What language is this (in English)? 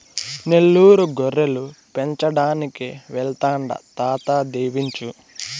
Telugu